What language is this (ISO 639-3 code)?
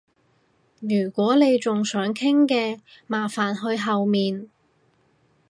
yue